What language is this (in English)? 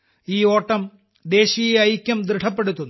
Malayalam